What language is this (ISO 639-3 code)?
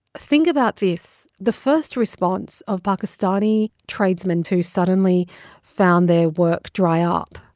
eng